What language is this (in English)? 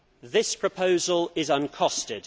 English